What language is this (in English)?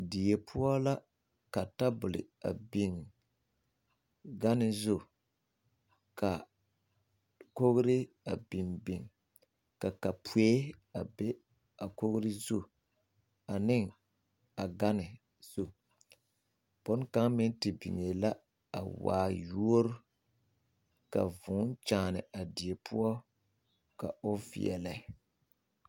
Southern Dagaare